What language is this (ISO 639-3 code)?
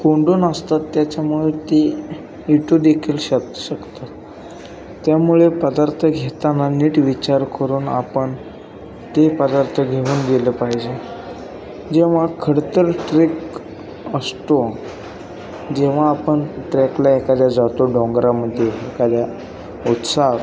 mar